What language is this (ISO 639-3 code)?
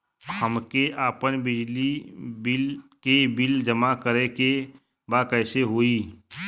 bho